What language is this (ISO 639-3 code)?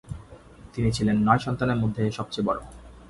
ben